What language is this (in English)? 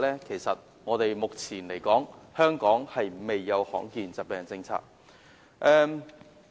Cantonese